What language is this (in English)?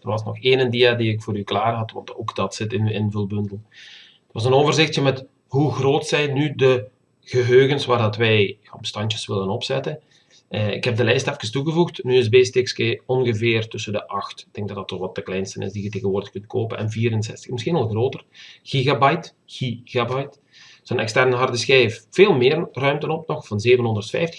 Dutch